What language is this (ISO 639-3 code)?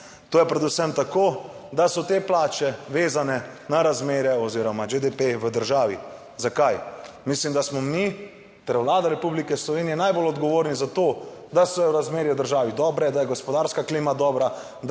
slv